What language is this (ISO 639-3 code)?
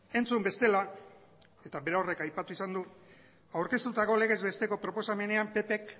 eus